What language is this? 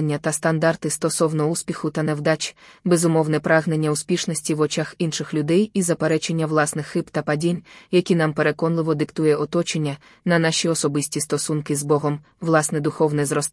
Ukrainian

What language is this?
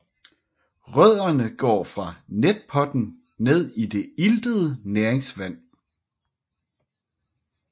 Danish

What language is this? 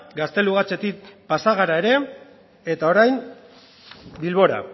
Basque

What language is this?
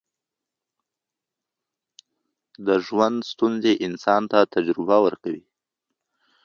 Pashto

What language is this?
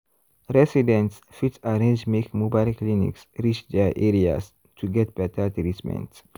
Nigerian Pidgin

